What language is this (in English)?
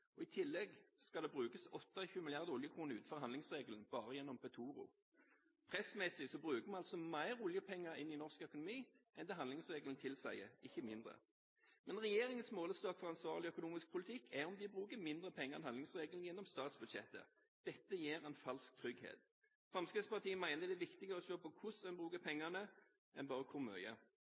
Norwegian Bokmål